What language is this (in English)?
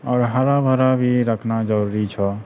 Maithili